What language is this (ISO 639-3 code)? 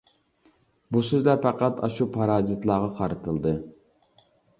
uig